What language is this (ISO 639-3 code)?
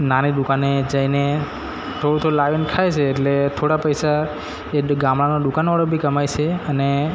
guj